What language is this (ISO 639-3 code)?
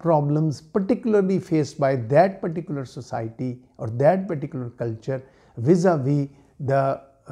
hin